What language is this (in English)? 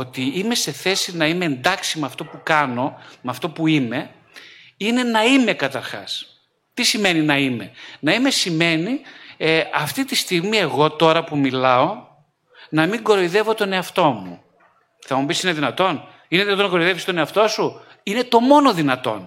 Greek